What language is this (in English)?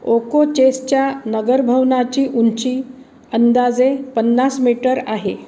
Marathi